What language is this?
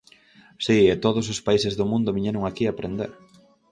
Galician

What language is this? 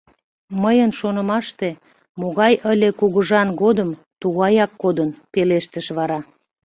Mari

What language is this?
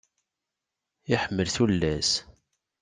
Kabyle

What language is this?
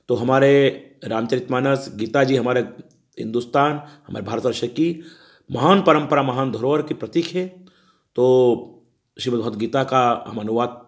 Hindi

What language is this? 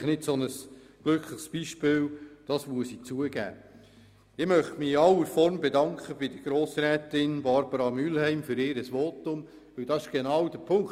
Swiss German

